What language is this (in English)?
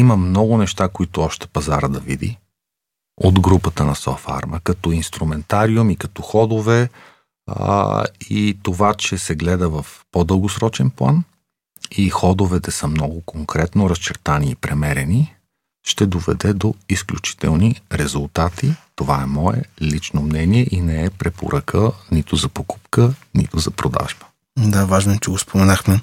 Bulgarian